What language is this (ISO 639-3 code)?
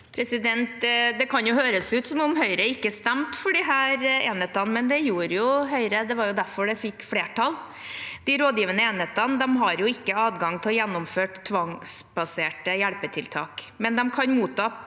nor